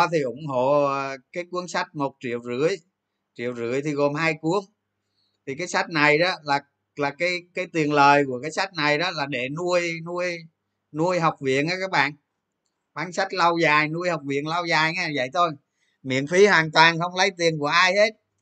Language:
Vietnamese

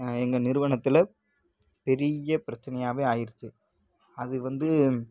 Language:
Tamil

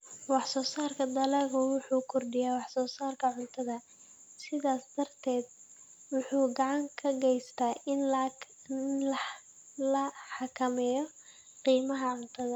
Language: Somali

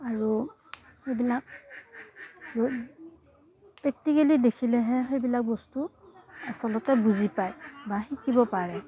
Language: Assamese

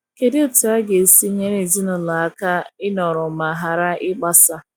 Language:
Igbo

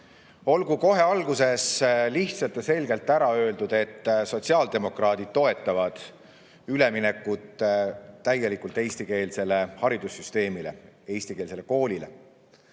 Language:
Estonian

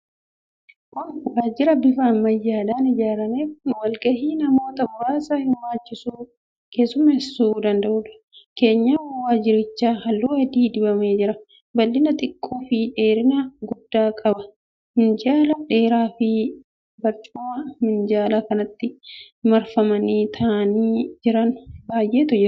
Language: Oromo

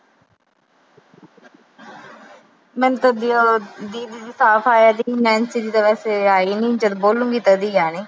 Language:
Punjabi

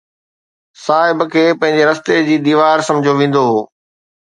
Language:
Sindhi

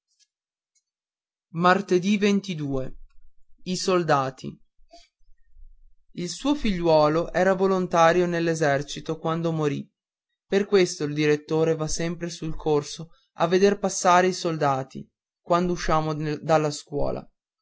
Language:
Italian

